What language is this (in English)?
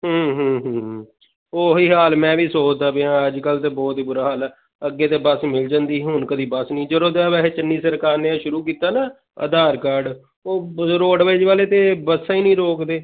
Punjabi